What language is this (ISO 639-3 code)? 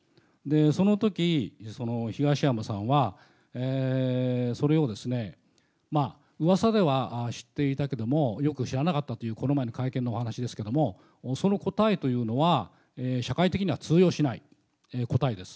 jpn